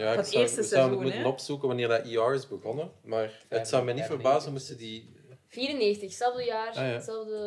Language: Dutch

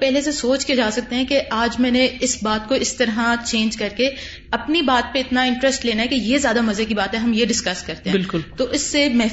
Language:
Urdu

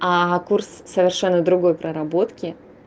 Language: Russian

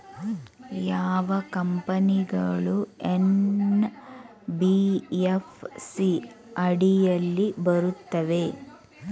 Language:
Kannada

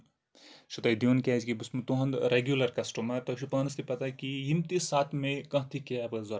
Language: Kashmiri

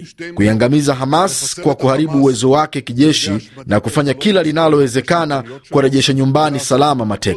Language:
Swahili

